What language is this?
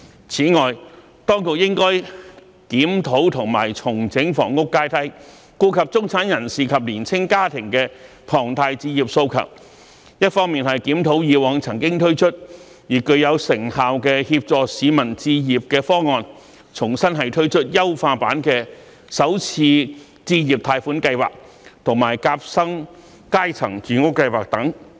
Cantonese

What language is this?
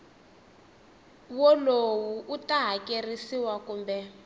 Tsonga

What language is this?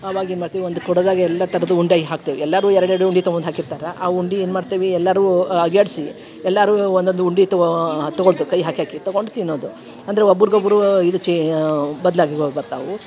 Kannada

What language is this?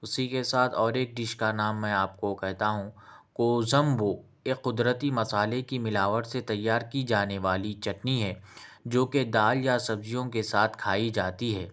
Urdu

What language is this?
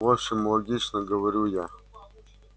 Russian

